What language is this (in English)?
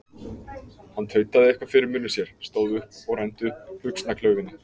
Icelandic